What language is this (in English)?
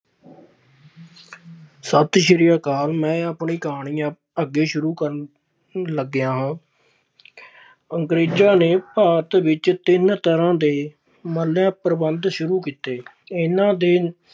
Punjabi